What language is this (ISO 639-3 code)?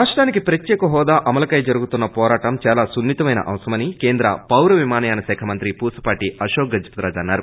tel